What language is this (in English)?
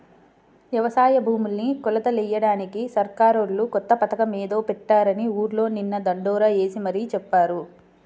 Telugu